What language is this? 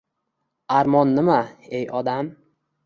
Uzbek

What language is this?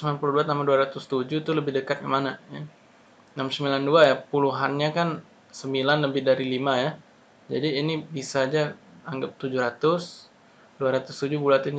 Indonesian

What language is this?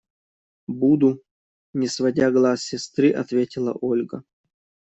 Russian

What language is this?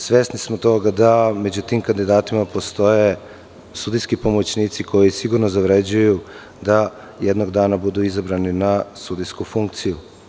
Serbian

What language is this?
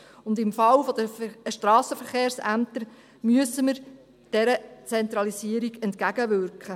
Swiss German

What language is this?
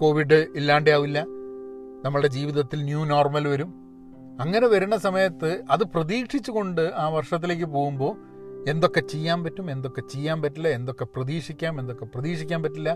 Malayalam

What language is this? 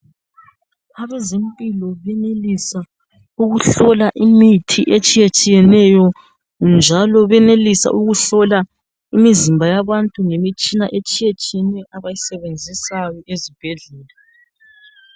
North Ndebele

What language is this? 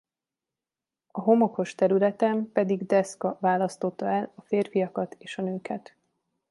Hungarian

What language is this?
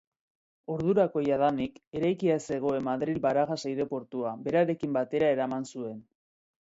Basque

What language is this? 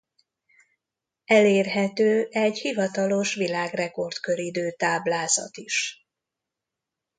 Hungarian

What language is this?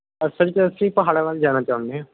Punjabi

